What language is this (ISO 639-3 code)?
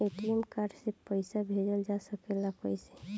bho